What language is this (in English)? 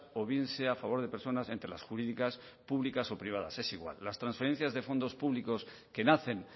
Spanish